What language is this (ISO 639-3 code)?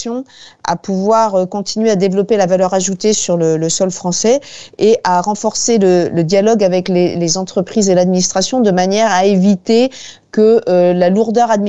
fra